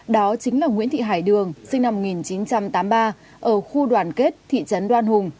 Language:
Vietnamese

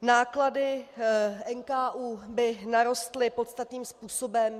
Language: Czech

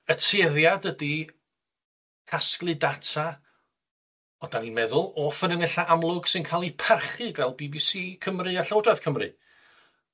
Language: Welsh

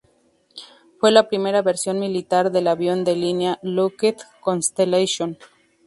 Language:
Spanish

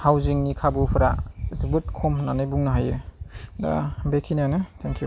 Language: Bodo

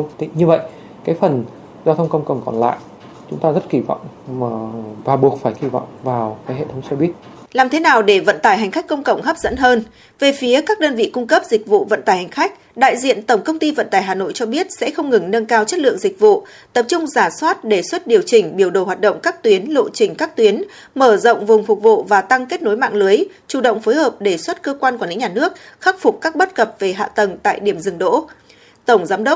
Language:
Vietnamese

